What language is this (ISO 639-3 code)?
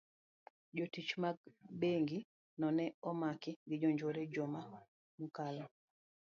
luo